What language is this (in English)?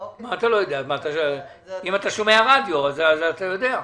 Hebrew